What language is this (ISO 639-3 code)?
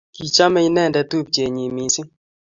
kln